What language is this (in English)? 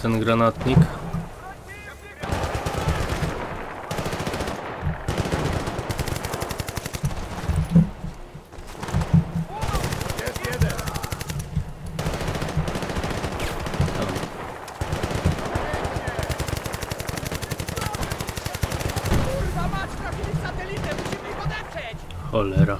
Polish